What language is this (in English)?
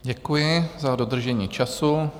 Czech